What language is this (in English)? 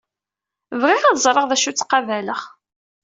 Kabyle